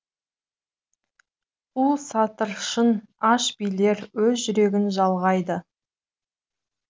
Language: Kazakh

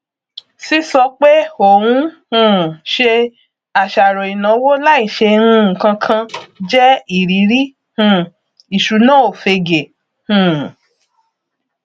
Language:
Yoruba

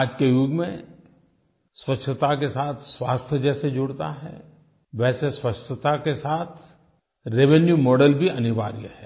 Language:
Hindi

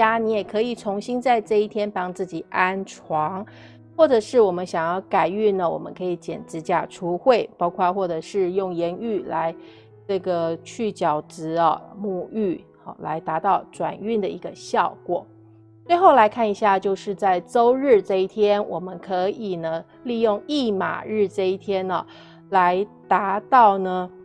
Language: Chinese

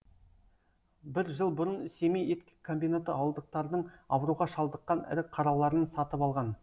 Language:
Kazakh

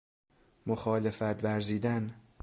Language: Persian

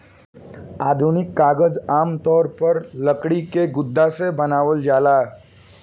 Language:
Bhojpuri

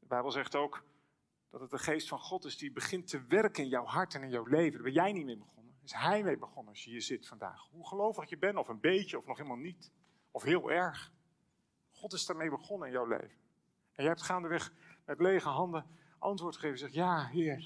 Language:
Dutch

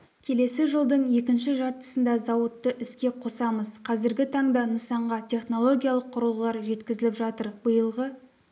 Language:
Kazakh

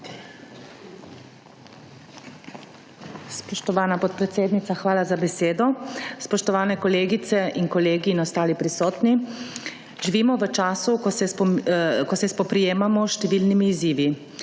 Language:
Slovenian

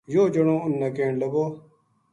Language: Gujari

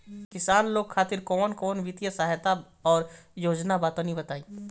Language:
Bhojpuri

